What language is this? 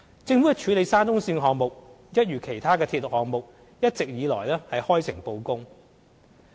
Cantonese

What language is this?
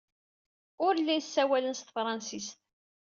Kabyle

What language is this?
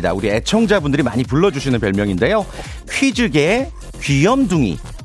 Korean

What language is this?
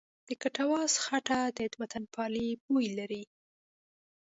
Pashto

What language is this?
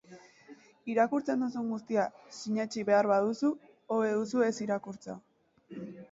Basque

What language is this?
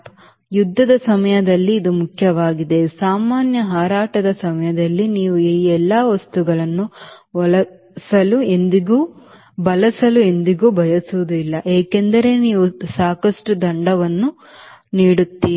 Kannada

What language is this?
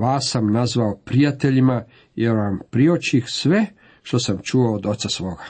Croatian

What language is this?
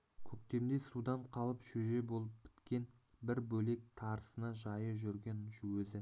Kazakh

